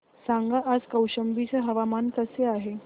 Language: Marathi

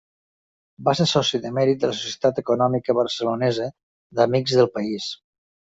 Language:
Catalan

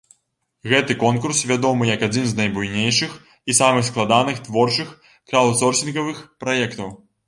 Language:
Belarusian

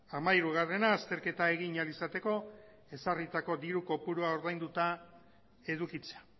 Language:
Basque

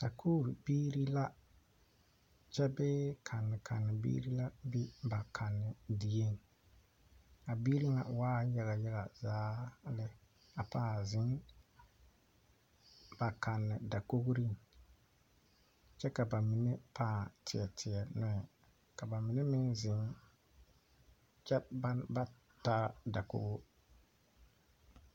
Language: Southern Dagaare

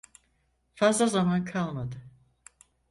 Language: Turkish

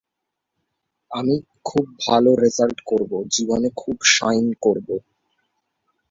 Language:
Bangla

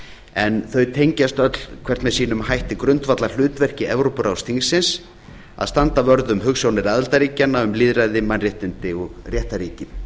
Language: Icelandic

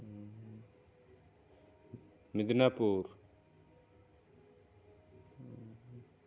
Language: Santali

